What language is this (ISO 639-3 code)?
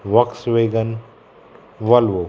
kok